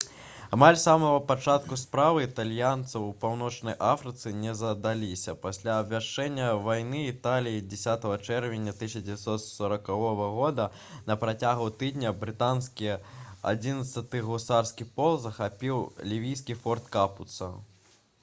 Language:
Belarusian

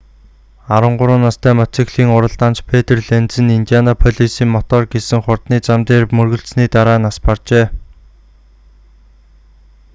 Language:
Mongolian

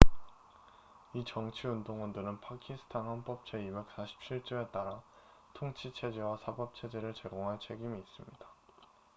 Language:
Korean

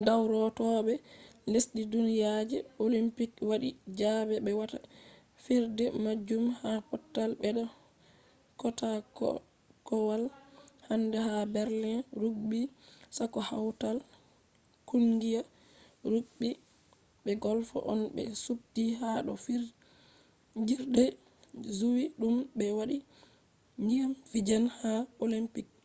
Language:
Fula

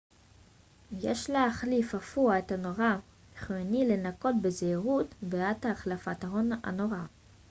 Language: Hebrew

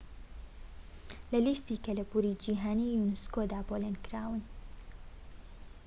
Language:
Central Kurdish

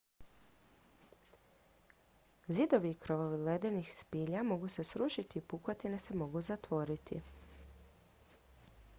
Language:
Croatian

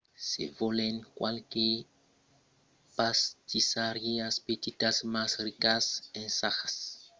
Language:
Occitan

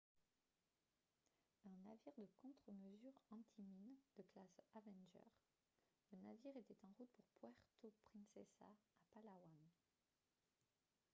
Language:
French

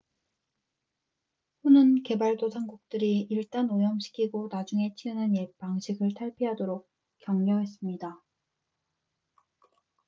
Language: Korean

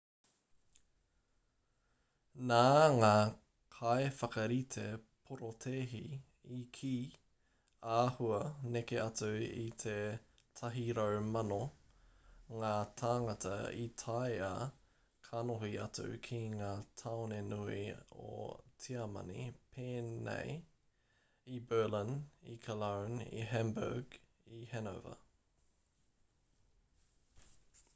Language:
Māori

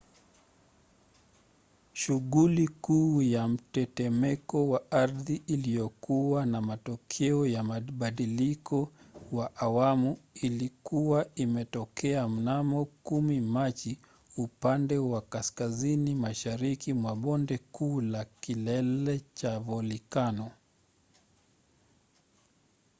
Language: Swahili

